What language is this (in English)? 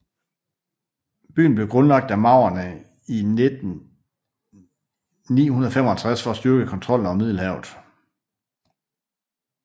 Danish